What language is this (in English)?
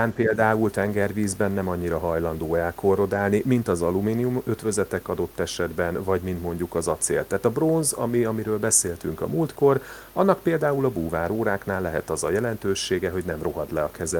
Hungarian